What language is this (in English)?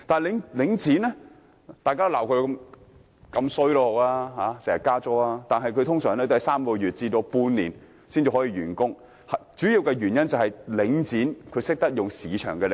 Cantonese